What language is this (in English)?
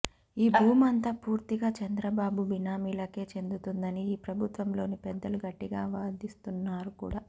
Telugu